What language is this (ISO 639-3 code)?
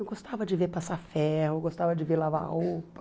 por